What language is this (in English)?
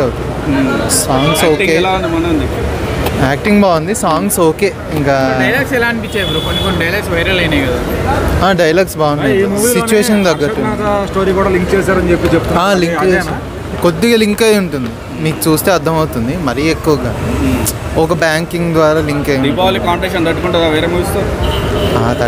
Hindi